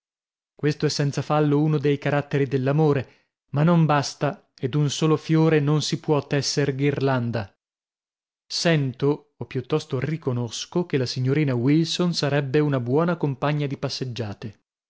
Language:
Italian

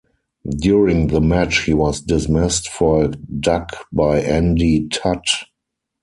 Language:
English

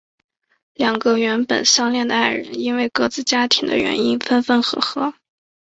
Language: Chinese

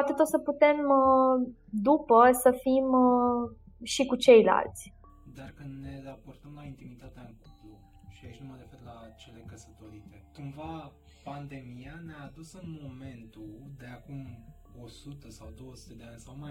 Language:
Romanian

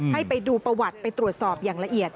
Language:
Thai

